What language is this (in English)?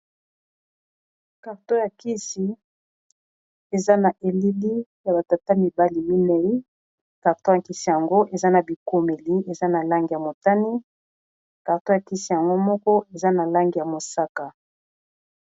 Lingala